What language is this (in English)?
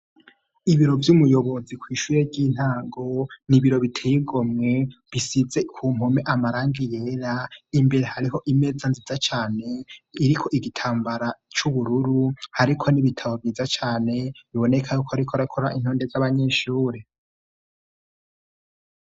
Rundi